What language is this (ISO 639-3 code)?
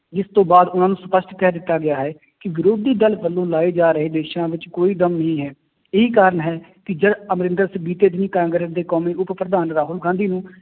pan